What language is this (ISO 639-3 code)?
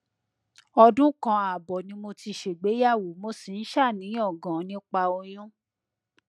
yor